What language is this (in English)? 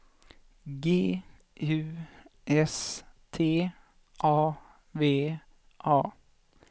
Swedish